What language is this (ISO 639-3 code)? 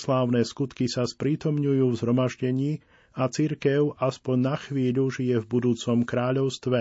slk